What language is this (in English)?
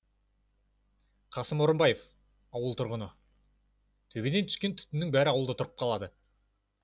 Kazakh